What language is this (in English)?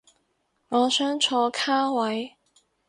Cantonese